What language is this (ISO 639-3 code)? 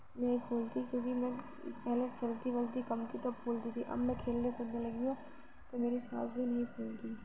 urd